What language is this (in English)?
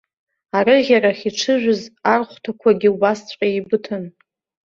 Abkhazian